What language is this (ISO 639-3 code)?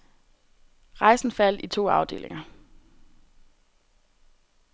dan